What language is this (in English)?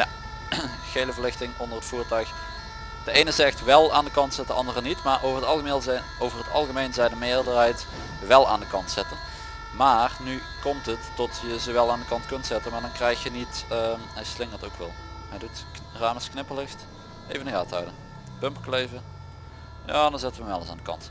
Dutch